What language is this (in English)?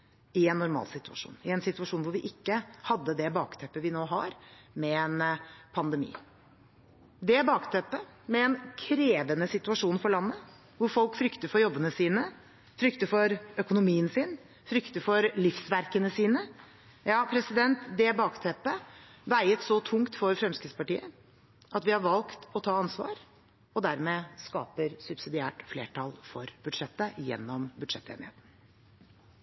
Norwegian Bokmål